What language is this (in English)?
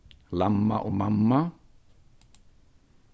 Faroese